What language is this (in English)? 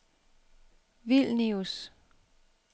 Danish